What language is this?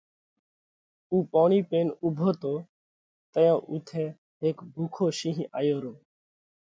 Parkari Koli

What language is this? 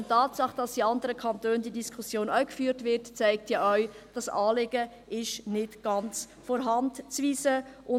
Swiss German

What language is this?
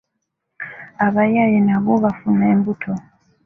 Ganda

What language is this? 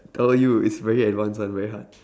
English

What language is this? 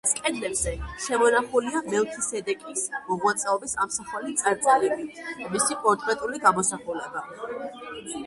Georgian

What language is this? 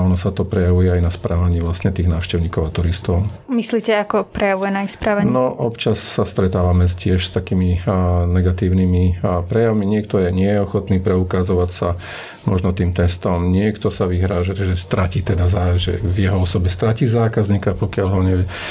Slovak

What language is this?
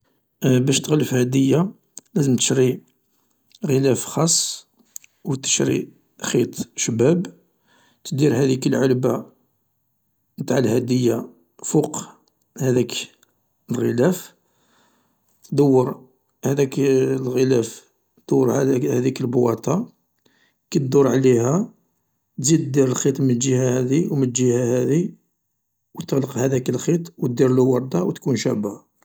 Algerian Arabic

